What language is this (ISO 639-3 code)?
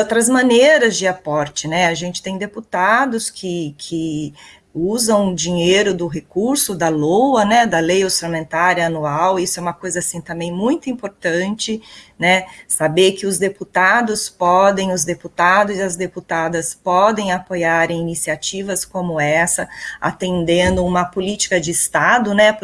por